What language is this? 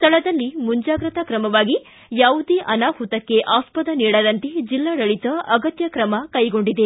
Kannada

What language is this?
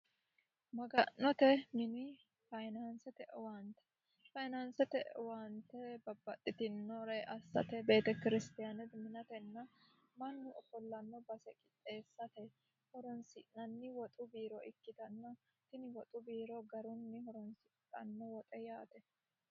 Sidamo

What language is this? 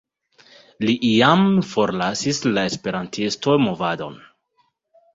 Esperanto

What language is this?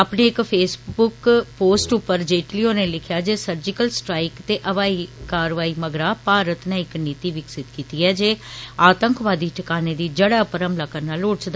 Dogri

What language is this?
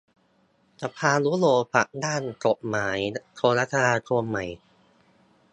Thai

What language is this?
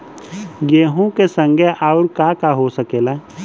Bhojpuri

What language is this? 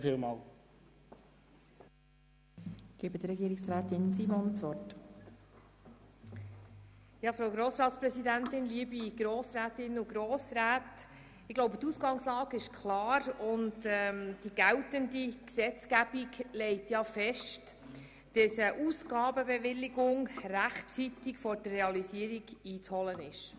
Swiss German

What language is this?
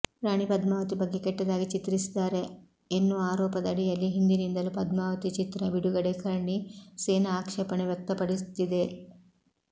Kannada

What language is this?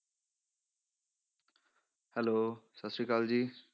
Punjabi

